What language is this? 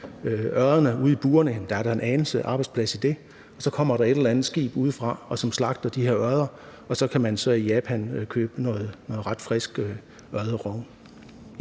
Danish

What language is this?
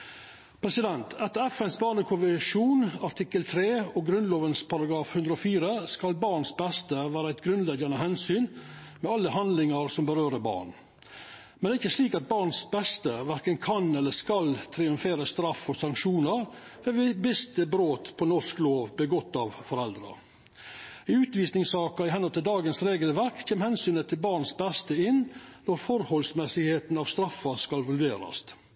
Norwegian Nynorsk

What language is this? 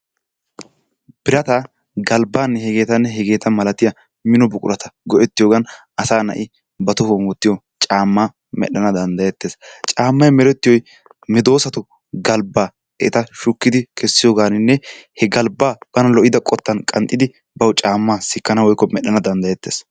Wolaytta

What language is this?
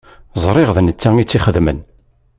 Kabyle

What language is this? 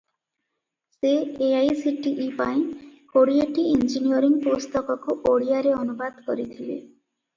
Odia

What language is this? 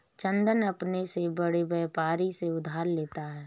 Hindi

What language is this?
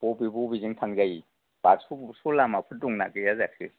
Bodo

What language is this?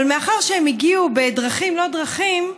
Hebrew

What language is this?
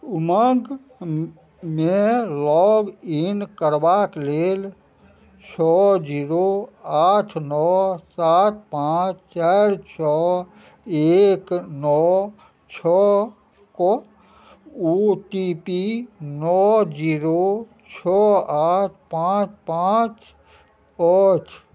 Maithili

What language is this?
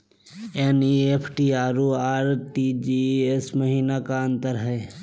Magahi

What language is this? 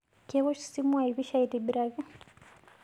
Masai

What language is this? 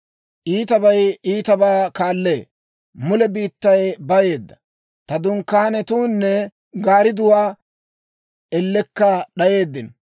Dawro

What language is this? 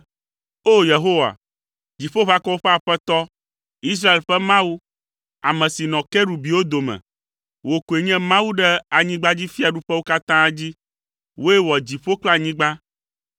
Ewe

